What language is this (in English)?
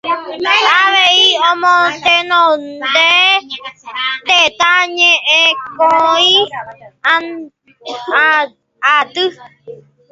Guarani